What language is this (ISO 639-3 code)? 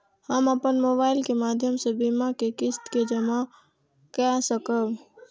mai